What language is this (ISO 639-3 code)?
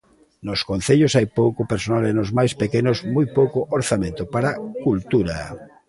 glg